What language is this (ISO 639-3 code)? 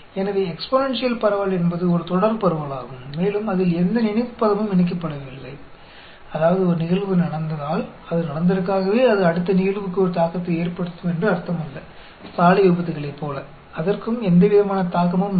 tam